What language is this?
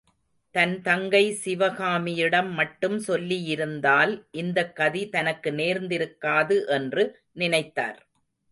Tamil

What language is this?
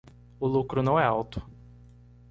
Portuguese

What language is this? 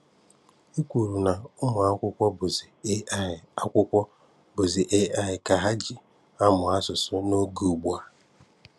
Igbo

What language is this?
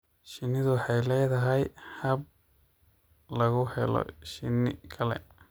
Somali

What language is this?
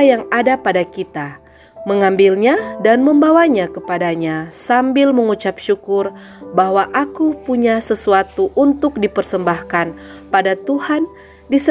Indonesian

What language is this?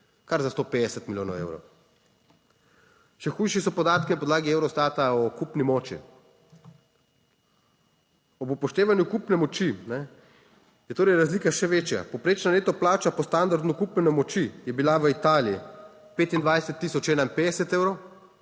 Slovenian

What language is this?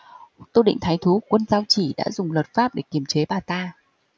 Vietnamese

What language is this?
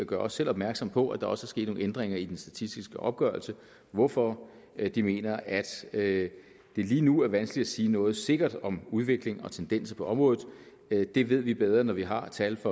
Danish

